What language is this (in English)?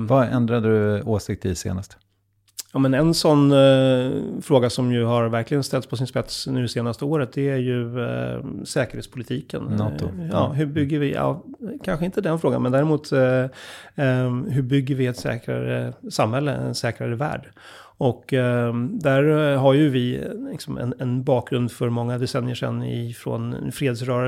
Swedish